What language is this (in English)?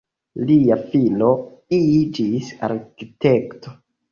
Esperanto